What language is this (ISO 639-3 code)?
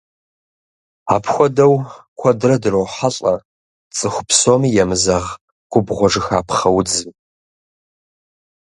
kbd